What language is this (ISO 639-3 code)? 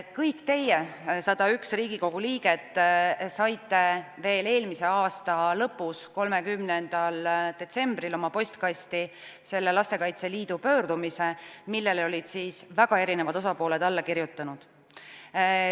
est